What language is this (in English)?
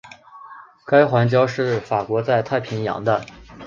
Chinese